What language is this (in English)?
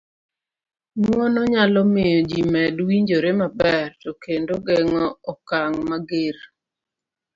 Luo (Kenya and Tanzania)